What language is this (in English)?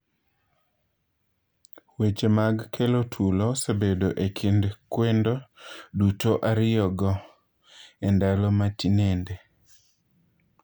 Luo (Kenya and Tanzania)